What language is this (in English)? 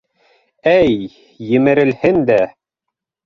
Bashkir